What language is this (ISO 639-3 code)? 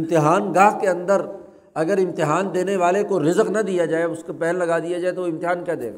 urd